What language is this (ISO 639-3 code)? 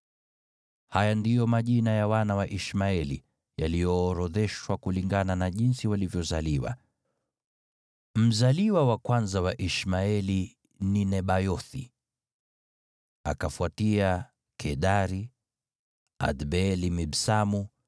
swa